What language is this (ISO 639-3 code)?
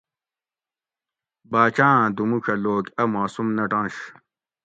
gwc